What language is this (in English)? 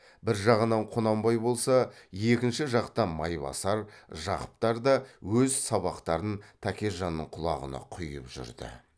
Kazakh